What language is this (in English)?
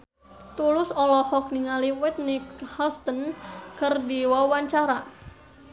Sundanese